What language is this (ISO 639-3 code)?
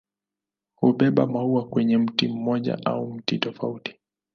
swa